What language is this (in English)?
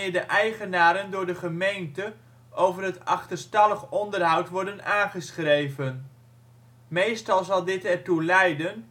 Dutch